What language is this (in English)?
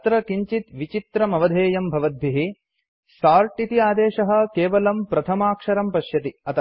Sanskrit